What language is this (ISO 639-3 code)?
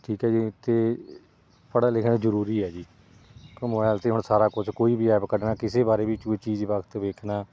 pan